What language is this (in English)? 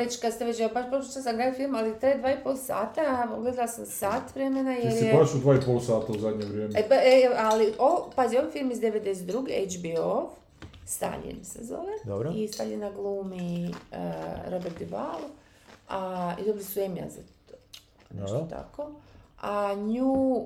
Croatian